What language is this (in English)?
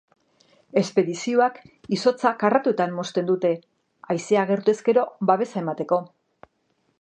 Basque